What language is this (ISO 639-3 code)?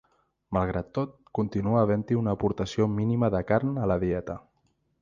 cat